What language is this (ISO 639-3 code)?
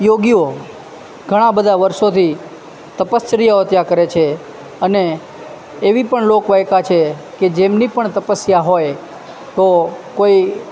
guj